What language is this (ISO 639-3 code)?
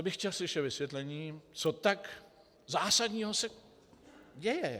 ces